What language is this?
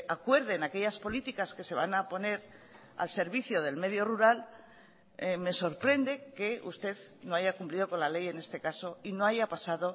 Spanish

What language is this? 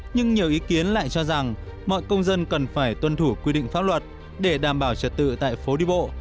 Vietnamese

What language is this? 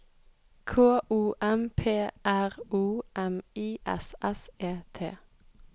Norwegian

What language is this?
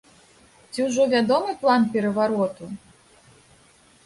Belarusian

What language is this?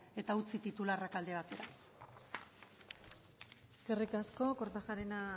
Basque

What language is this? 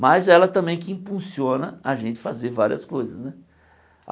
Portuguese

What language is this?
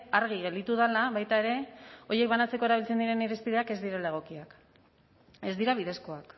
Basque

